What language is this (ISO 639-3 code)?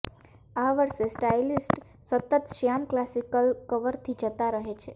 guj